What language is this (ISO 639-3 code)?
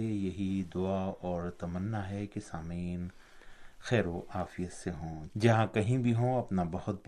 urd